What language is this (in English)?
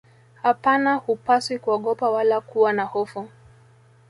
Swahili